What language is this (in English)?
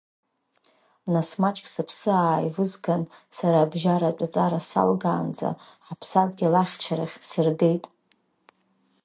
Abkhazian